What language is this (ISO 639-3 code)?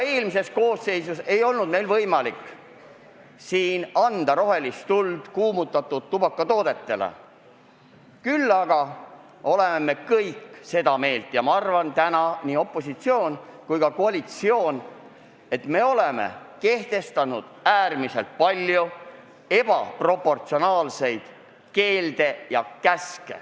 est